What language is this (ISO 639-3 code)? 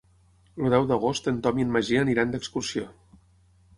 cat